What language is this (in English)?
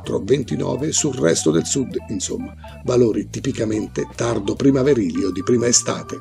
Italian